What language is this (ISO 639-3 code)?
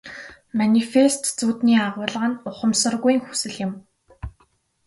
mon